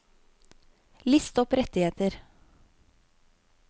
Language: Norwegian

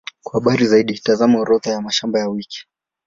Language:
Swahili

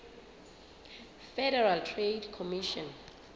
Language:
Southern Sotho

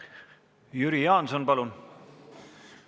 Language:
Estonian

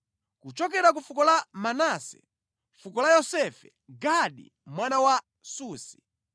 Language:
Nyanja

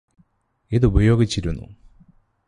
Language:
Malayalam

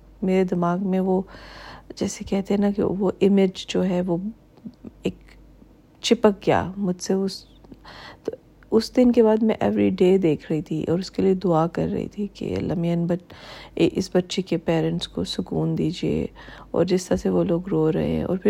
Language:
Urdu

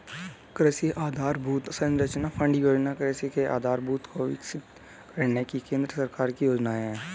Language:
Hindi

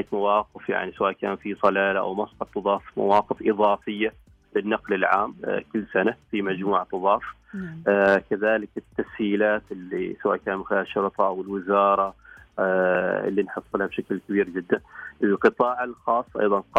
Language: Arabic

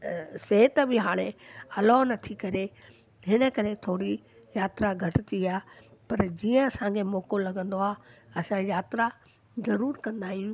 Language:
Sindhi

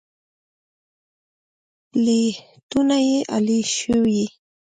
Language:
Pashto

